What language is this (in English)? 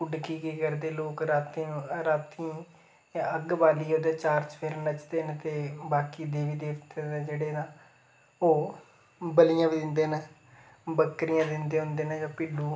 Dogri